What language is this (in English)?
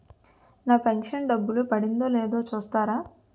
Telugu